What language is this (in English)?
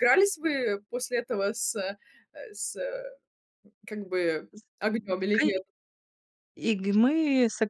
Russian